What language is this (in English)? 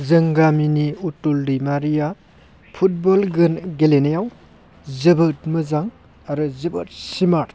Bodo